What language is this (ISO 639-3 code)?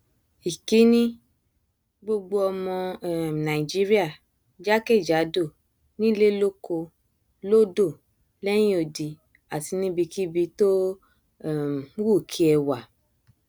yor